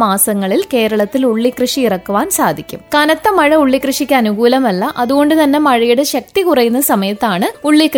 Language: Malayalam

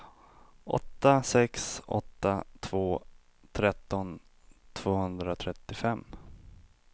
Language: Swedish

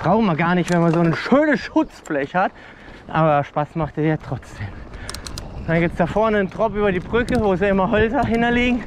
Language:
German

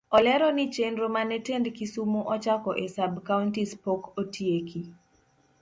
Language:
Luo (Kenya and Tanzania)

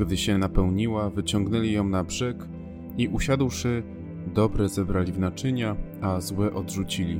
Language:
Polish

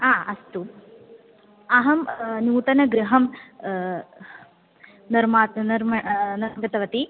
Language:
Sanskrit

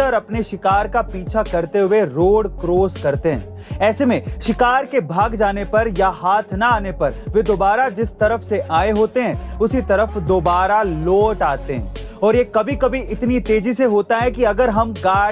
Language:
Hindi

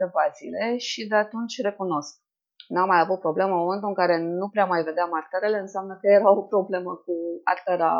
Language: Romanian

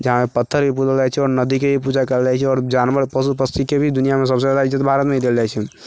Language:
Maithili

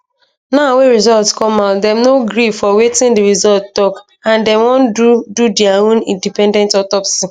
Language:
Nigerian Pidgin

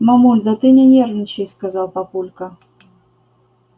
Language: Russian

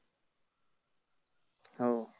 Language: Marathi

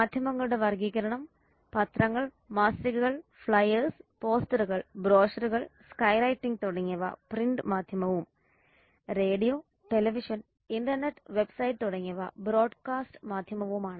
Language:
Malayalam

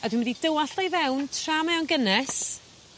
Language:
Welsh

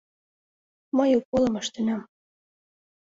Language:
Mari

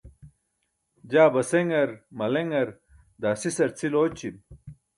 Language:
Burushaski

